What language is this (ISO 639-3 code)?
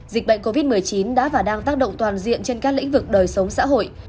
vie